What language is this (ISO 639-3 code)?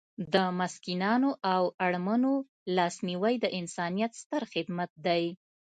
pus